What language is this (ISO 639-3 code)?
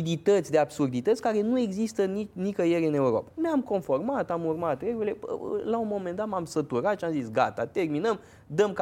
ron